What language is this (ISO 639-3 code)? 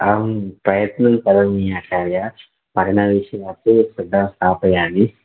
san